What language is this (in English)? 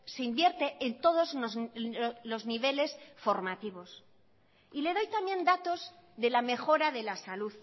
Spanish